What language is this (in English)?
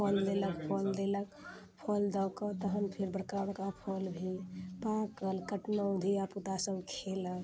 Maithili